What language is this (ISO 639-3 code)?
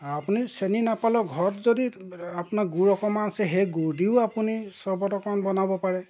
asm